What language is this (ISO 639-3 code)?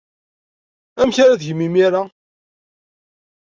kab